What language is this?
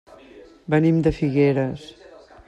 Catalan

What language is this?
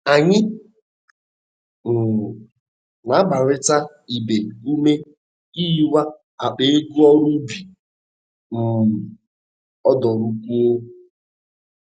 Igbo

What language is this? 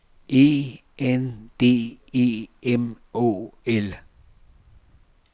Danish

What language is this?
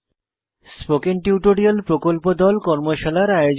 Bangla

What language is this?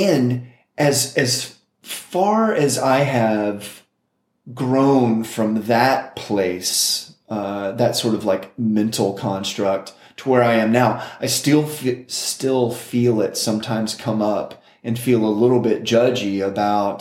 English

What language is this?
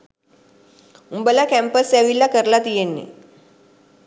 Sinhala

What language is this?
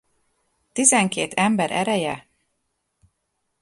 Hungarian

